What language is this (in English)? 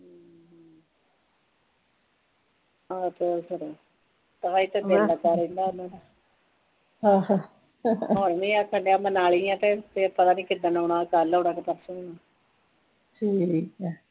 Punjabi